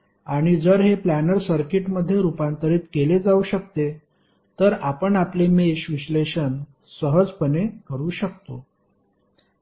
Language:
Marathi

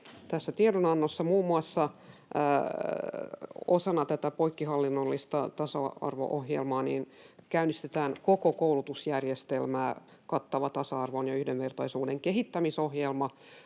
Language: Finnish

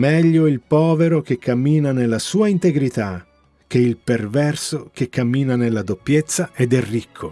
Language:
Italian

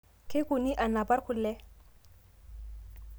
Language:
Masai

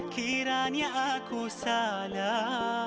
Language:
Indonesian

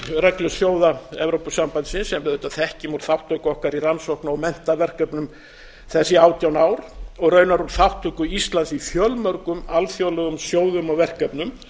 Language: Icelandic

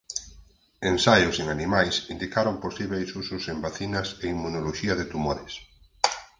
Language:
Galician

